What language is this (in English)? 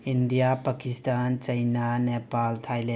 Manipuri